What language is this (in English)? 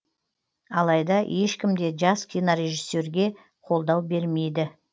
Kazakh